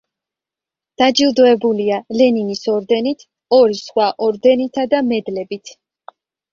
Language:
Georgian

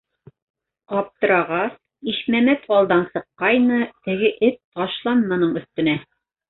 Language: Bashkir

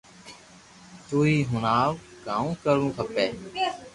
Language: Loarki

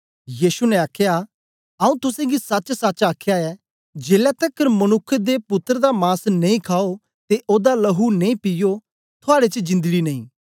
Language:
Dogri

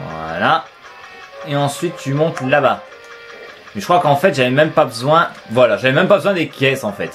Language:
French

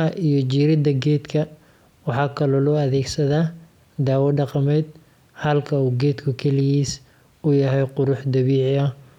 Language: Somali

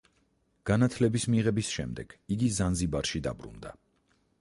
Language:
Georgian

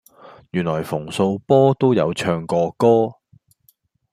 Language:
Cantonese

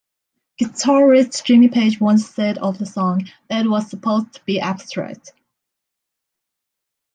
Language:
English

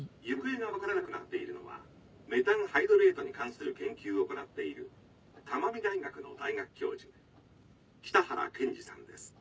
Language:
Japanese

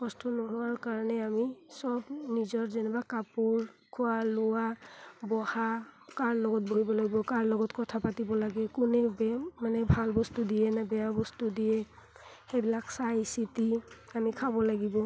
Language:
Assamese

